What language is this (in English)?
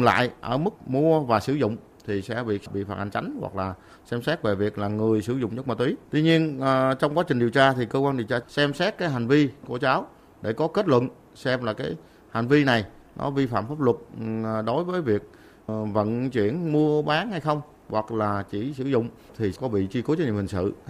Vietnamese